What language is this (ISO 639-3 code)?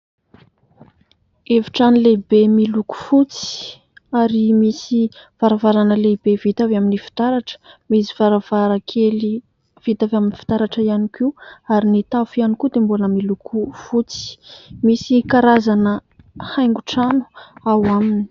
mlg